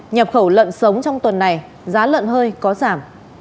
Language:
Vietnamese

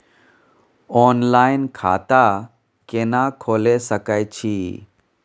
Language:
Maithili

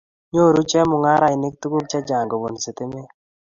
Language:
Kalenjin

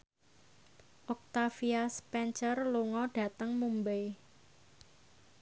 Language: Javanese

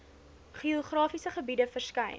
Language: Afrikaans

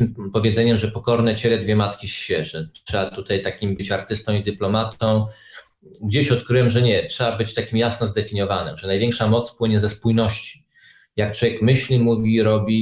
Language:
Polish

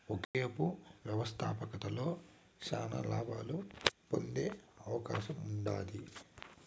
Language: Telugu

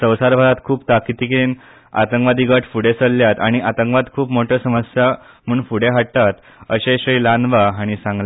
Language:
Konkani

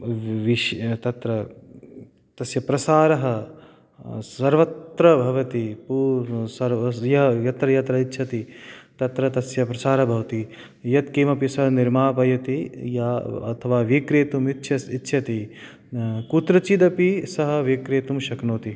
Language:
Sanskrit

